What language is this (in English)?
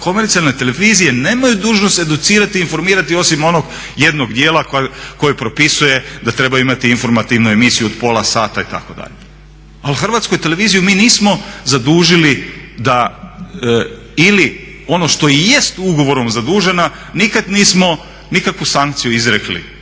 Croatian